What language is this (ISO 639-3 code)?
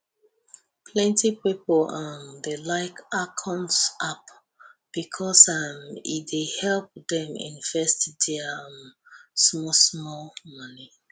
pcm